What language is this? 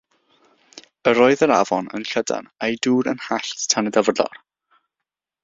Welsh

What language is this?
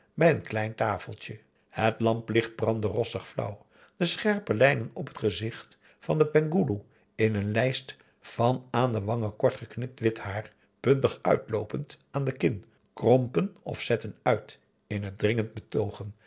Dutch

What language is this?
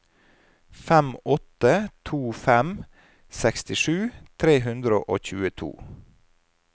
Norwegian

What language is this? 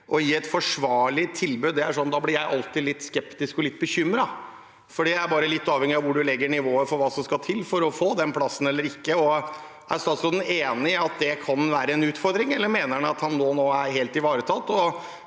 Norwegian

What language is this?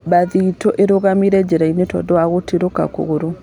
Kikuyu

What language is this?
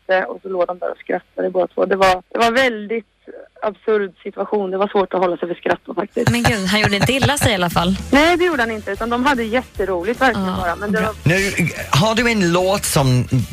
Swedish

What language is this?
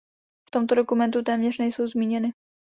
Czech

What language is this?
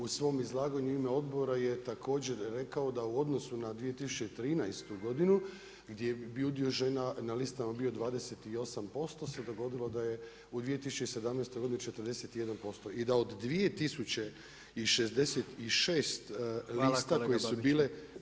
Croatian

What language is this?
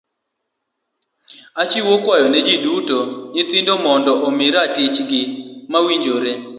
Luo (Kenya and Tanzania)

